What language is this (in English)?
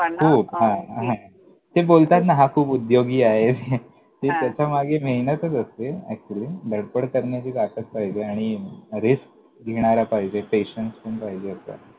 Marathi